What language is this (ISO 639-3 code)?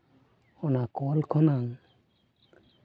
sat